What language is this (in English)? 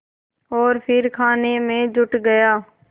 Hindi